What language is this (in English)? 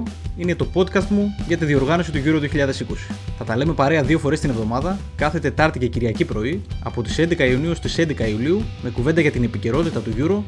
Greek